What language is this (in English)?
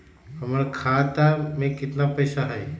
Magahi